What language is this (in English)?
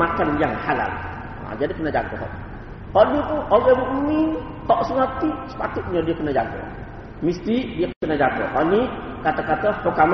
Malay